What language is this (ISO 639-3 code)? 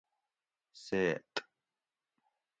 gwc